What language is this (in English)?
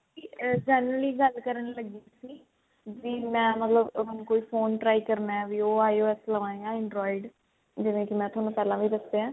Punjabi